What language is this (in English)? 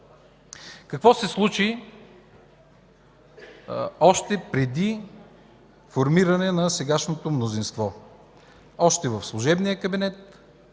Bulgarian